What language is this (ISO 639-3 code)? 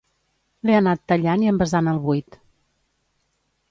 cat